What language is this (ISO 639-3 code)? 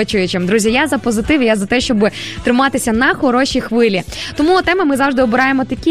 ukr